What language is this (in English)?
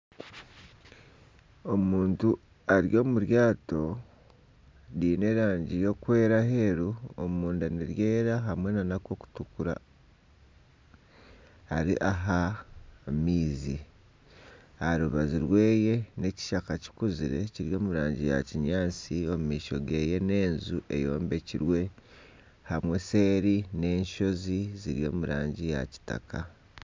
Nyankole